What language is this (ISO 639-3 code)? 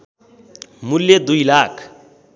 nep